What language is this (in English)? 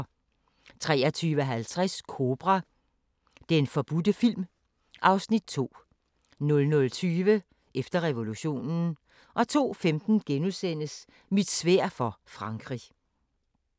Danish